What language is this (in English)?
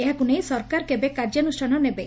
Odia